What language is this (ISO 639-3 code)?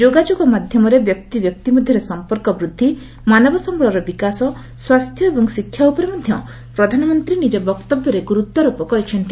ori